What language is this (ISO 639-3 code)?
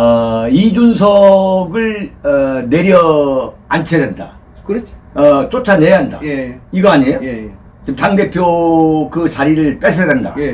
kor